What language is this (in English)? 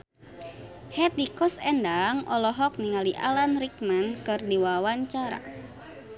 Sundanese